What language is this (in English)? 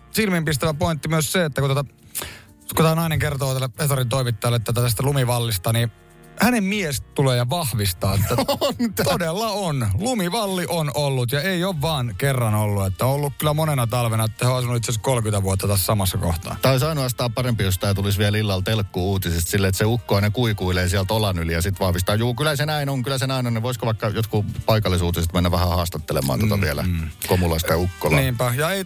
Finnish